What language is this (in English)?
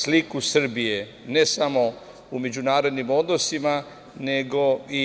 Serbian